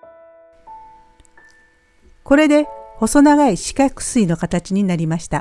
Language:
Japanese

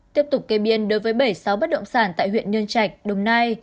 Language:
Vietnamese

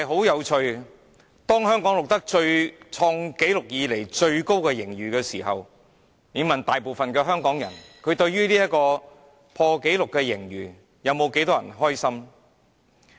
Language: Cantonese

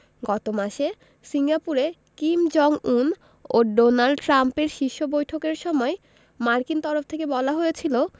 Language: Bangla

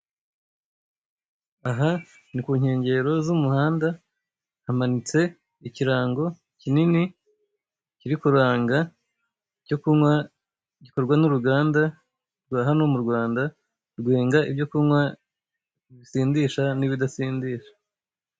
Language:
Kinyarwanda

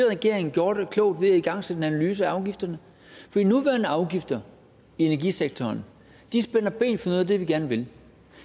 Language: Danish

